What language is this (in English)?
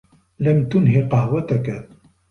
Arabic